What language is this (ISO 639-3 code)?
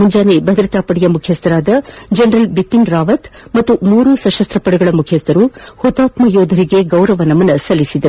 kan